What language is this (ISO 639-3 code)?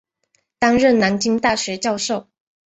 zho